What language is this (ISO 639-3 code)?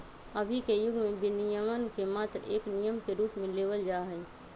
mag